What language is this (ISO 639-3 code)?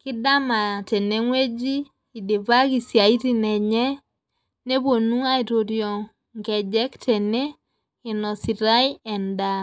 mas